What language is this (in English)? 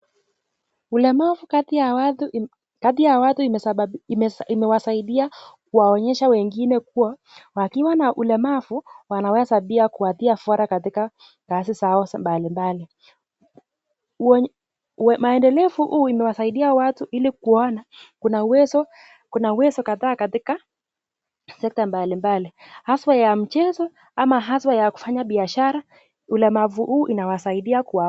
Swahili